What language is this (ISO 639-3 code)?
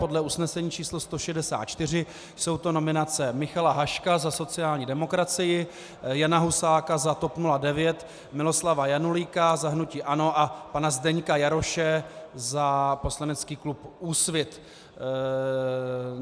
ces